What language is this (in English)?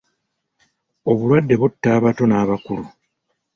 Ganda